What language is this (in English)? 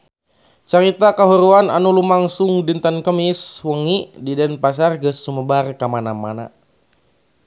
Sundanese